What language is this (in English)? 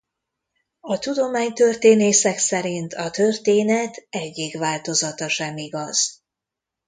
Hungarian